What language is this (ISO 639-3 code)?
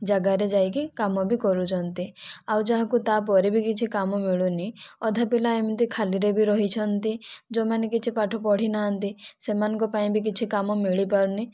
ori